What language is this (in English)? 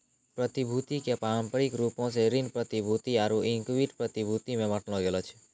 Maithili